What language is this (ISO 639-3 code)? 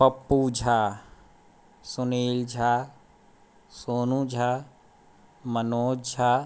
mai